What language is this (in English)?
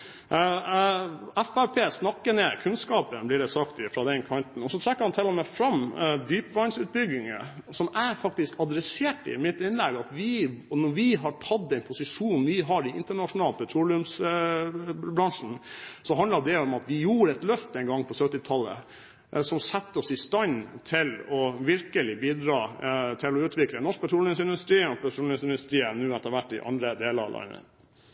Norwegian Bokmål